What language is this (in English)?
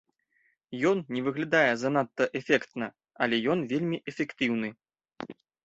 Belarusian